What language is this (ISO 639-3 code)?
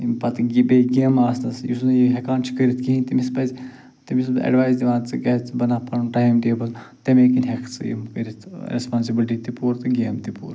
kas